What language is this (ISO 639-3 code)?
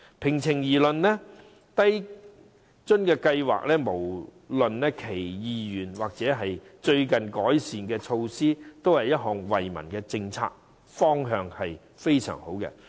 yue